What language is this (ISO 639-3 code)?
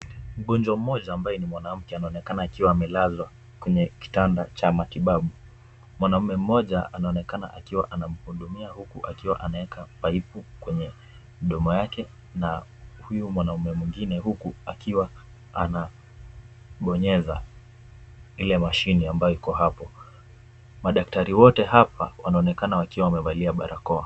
swa